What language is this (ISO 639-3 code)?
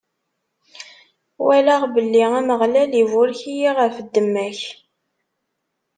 kab